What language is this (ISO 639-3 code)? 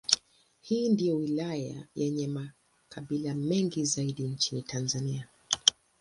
swa